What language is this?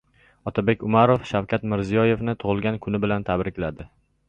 Uzbek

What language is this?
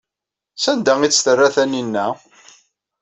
Kabyle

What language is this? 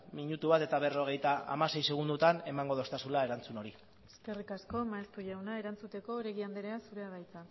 Basque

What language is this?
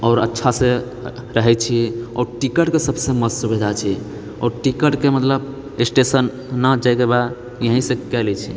Maithili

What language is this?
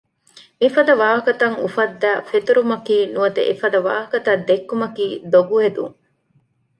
Divehi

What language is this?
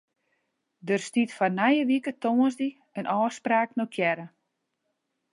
Western Frisian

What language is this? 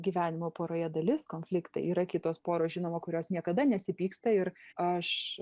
Lithuanian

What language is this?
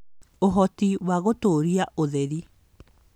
Kikuyu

